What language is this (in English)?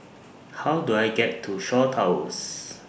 English